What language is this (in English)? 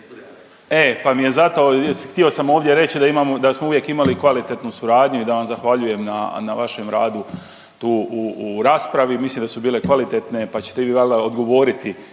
Croatian